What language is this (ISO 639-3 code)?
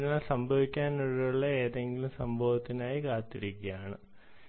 mal